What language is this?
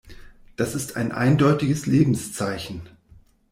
German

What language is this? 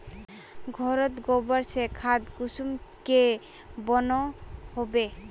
Magahi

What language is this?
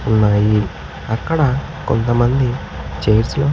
Telugu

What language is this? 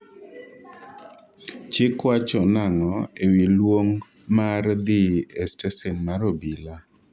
Luo (Kenya and Tanzania)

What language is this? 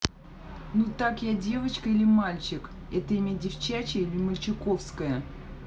Russian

